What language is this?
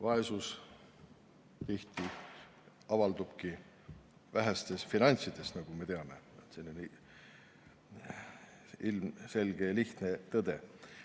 Estonian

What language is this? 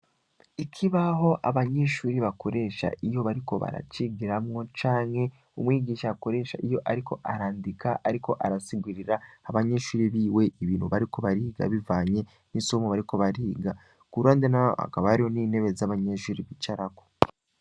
Rundi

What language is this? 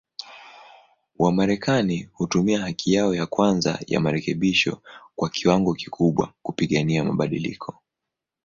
Swahili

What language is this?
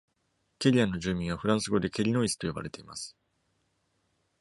Japanese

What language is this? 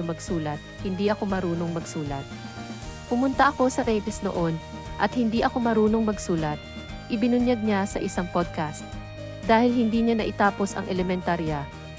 Filipino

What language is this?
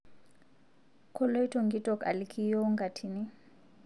Masai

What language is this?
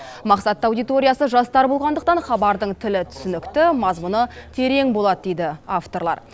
Kazakh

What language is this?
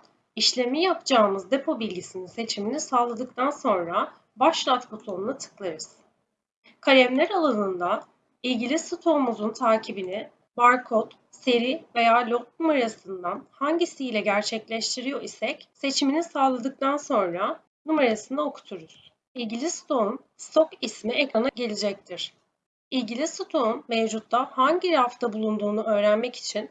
Turkish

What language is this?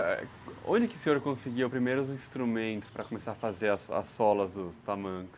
Portuguese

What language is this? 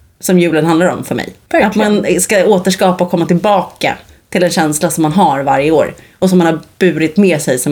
Swedish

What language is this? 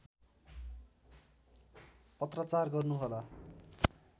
Nepali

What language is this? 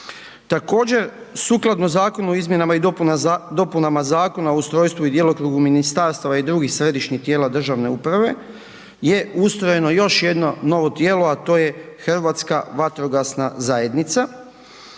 Croatian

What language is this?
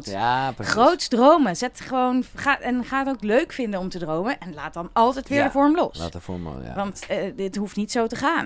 Dutch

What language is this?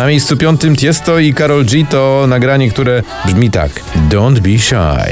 Polish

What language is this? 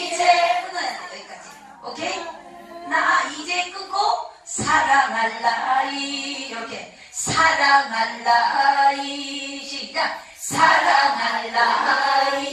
Korean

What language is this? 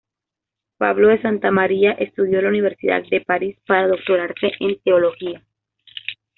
Spanish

